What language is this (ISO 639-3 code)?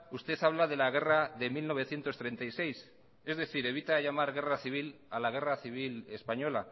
spa